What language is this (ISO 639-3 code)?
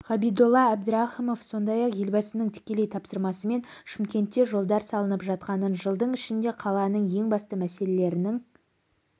kaz